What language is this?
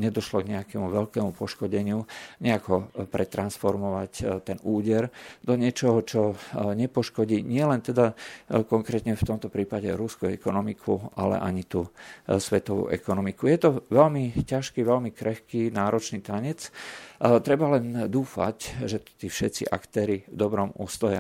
Slovak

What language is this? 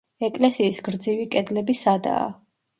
Georgian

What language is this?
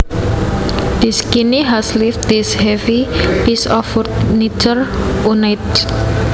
Javanese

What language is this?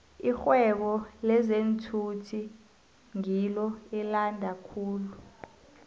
South Ndebele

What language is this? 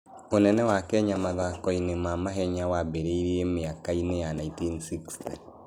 Kikuyu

